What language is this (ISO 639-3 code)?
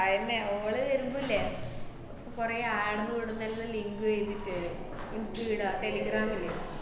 mal